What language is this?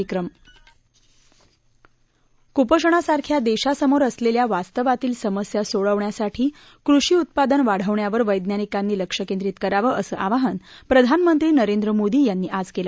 Marathi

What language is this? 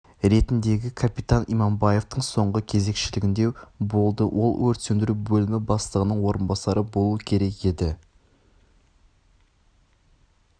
Kazakh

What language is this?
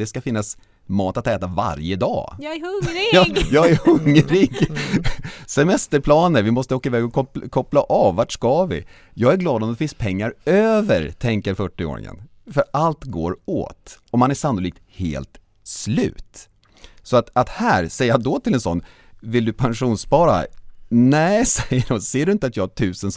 Swedish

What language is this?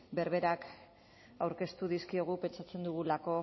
Basque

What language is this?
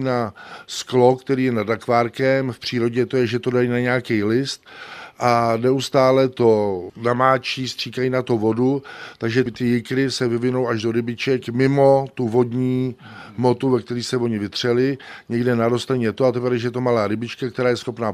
Czech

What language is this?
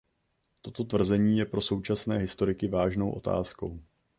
Czech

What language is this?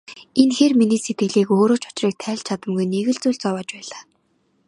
Mongolian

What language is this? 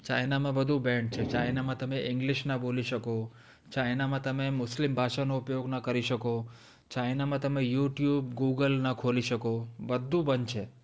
Gujarati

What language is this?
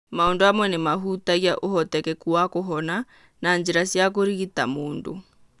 Kikuyu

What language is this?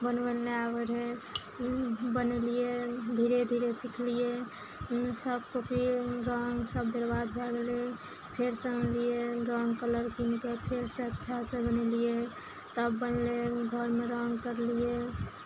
Maithili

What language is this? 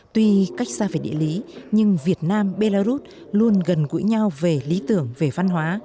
Vietnamese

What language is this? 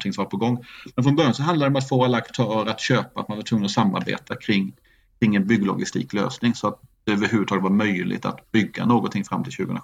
Swedish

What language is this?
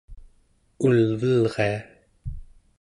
Central Yupik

